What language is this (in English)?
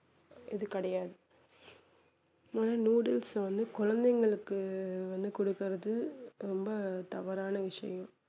Tamil